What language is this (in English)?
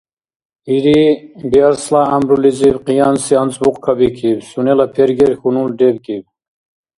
Dargwa